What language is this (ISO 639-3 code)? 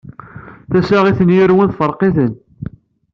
kab